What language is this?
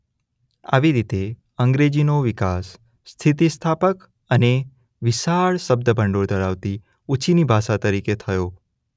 Gujarati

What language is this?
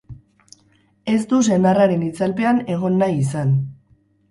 Basque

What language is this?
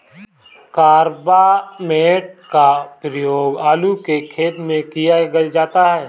Hindi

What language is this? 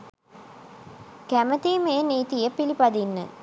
Sinhala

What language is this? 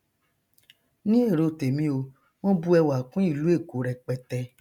Yoruba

